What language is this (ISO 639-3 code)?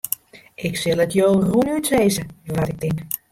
fry